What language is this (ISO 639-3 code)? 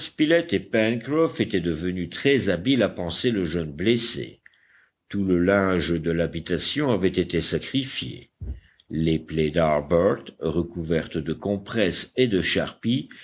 fra